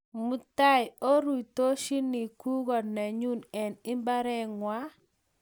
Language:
Kalenjin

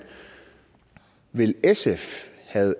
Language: Danish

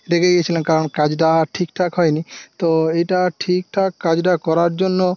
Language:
Bangla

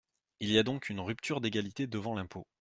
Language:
French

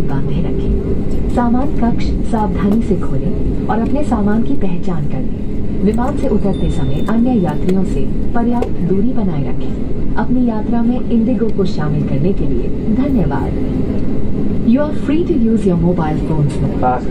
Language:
Thai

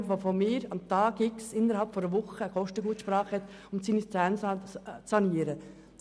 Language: Swiss German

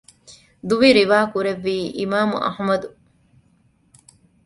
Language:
Divehi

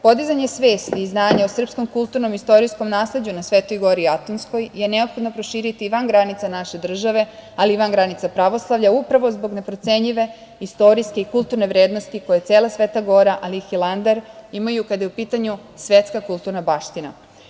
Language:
Serbian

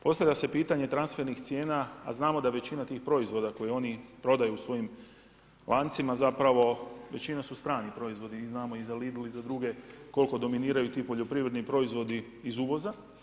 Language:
Croatian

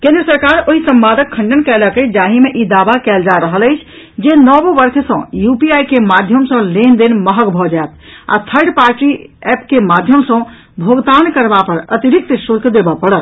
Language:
Maithili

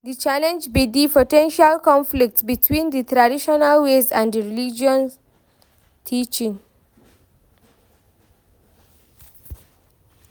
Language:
Nigerian Pidgin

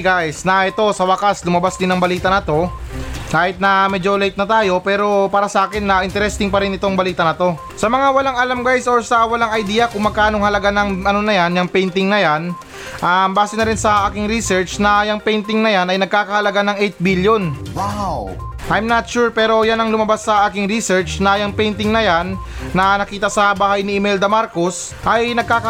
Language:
Filipino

